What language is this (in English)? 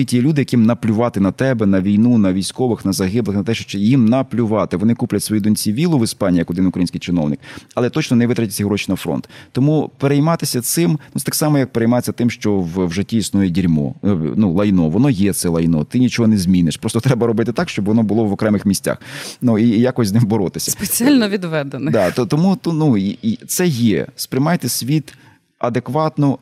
Ukrainian